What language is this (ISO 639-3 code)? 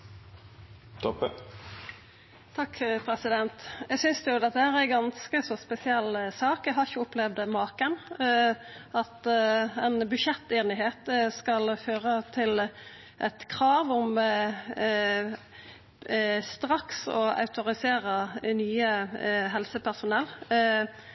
nno